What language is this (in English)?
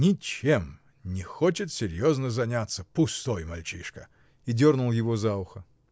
Russian